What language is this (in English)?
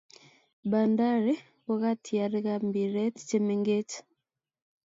Kalenjin